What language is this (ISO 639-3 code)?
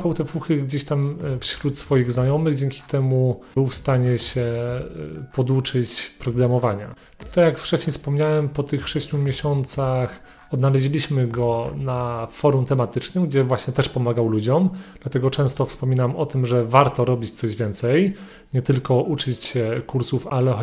pol